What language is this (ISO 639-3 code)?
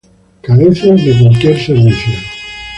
spa